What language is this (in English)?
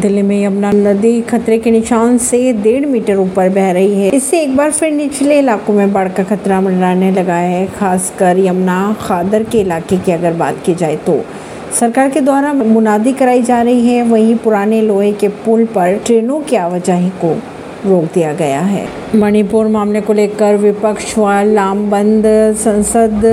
Hindi